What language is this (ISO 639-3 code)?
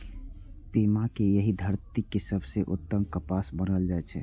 mai